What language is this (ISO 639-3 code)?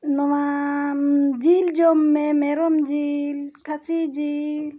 sat